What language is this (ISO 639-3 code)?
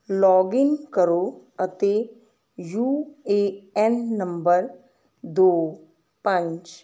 pan